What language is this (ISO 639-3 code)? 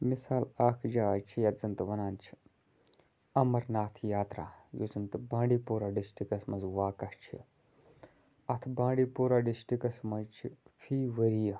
kas